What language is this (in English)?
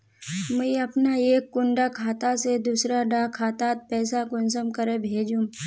Magahi